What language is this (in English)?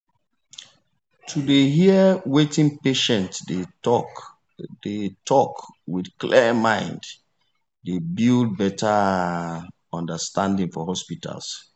Nigerian Pidgin